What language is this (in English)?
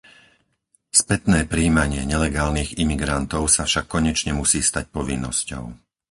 Slovak